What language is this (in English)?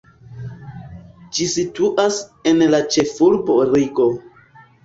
Esperanto